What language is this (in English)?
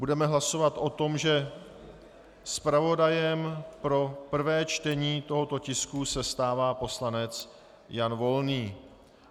Czech